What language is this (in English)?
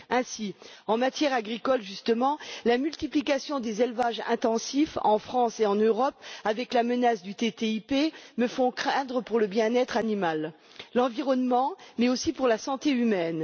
French